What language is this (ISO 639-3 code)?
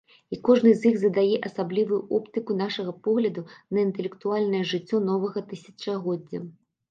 bel